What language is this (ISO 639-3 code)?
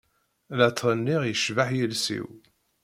kab